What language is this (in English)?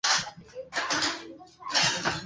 Swahili